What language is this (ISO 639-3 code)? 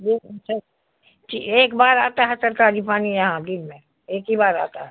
urd